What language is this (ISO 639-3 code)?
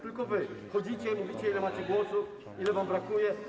pol